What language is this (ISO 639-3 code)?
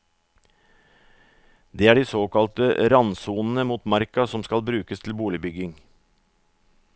nor